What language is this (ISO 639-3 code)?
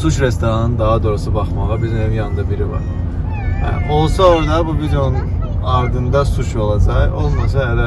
tur